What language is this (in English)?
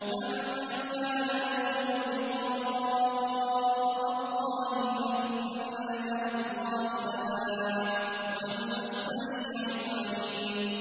Arabic